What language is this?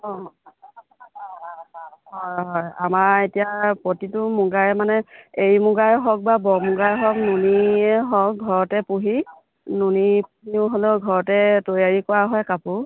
Assamese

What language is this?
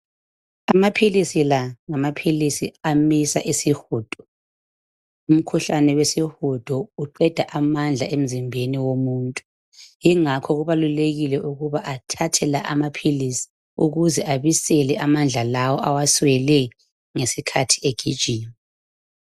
North Ndebele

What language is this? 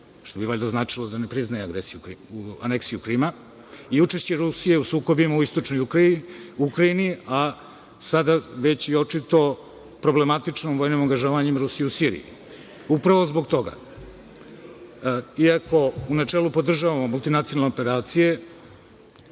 Serbian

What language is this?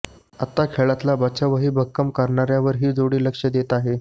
Marathi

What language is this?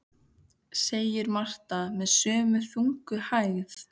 Icelandic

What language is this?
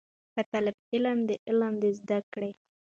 Pashto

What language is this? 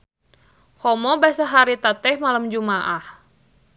Sundanese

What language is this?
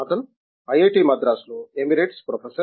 Telugu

